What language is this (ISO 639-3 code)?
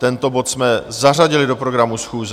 ces